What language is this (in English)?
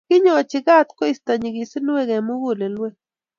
Kalenjin